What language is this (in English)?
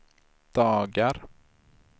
Swedish